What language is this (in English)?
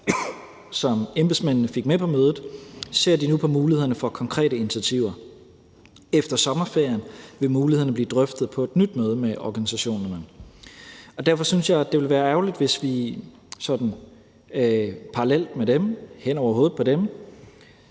Danish